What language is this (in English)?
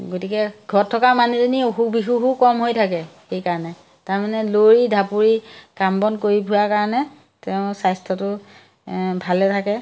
Assamese